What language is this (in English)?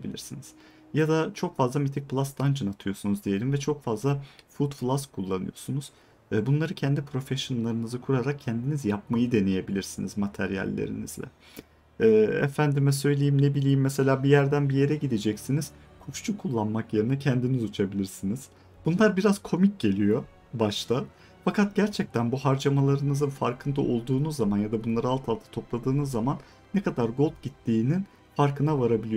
Turkish